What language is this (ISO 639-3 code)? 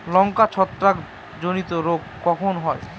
ben